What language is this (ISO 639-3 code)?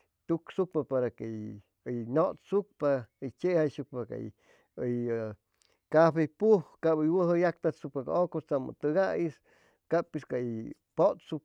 zoh